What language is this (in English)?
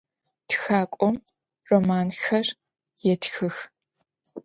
Adyghe